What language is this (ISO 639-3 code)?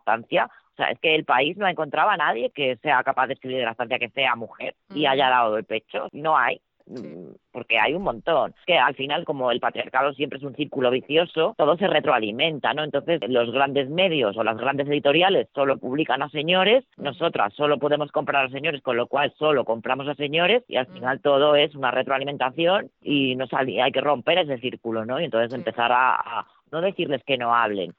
spa